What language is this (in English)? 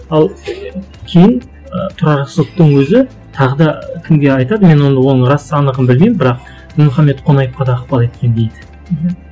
Kazakh